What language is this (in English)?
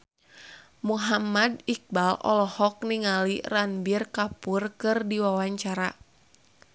Sundanese